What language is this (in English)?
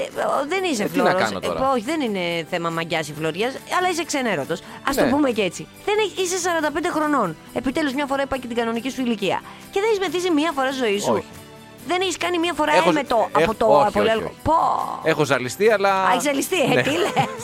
Greek